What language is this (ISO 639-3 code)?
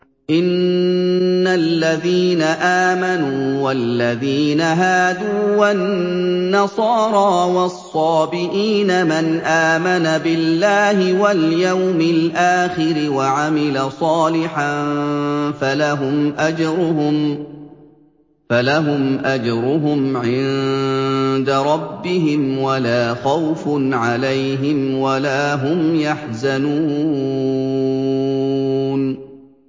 ara